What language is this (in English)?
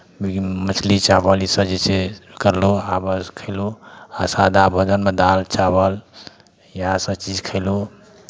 Maithili